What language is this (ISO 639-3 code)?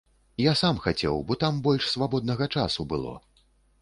bel